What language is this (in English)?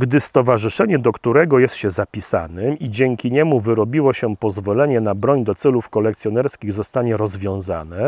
Polish